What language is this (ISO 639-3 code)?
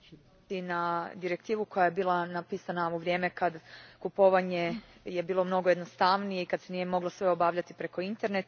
hrv